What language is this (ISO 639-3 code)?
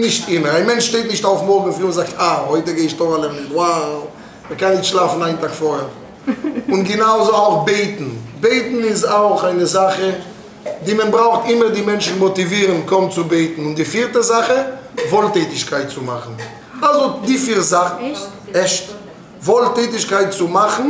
deu